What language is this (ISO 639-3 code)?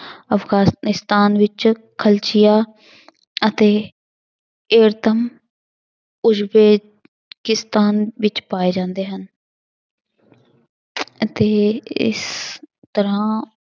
pan